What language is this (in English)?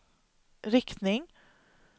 Swedish